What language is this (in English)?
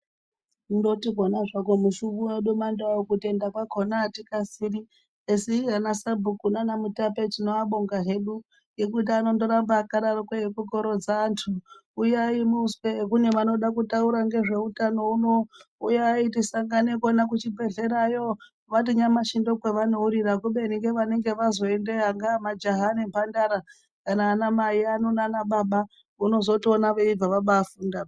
Ndau